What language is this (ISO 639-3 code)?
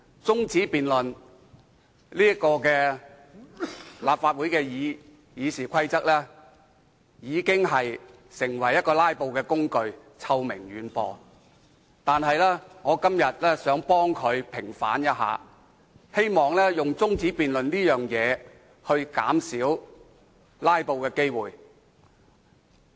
yue